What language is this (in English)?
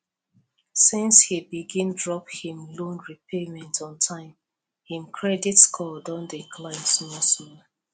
Nigerian Pidgin